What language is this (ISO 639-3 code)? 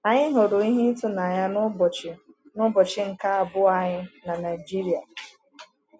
ibo